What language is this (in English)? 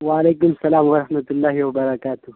Urdu